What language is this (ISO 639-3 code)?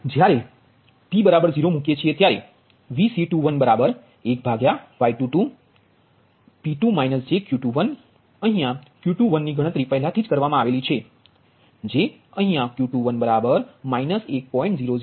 guj